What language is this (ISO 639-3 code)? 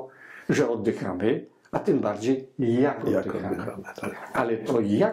pol